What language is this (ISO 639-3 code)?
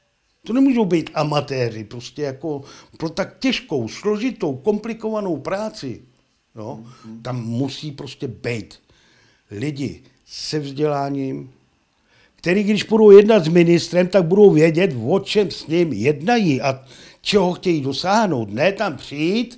ces